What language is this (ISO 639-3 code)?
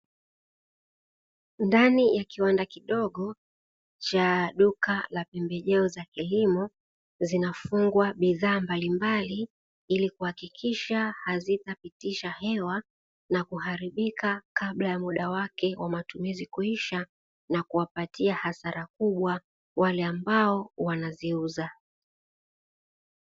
swa